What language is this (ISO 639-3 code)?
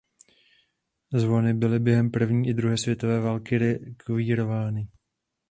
ces